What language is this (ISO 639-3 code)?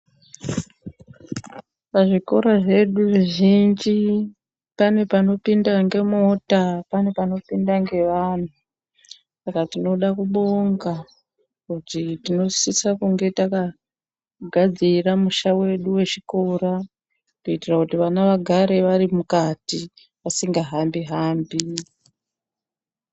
ndc